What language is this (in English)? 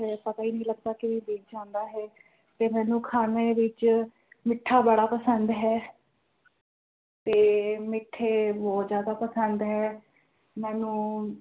Punjabi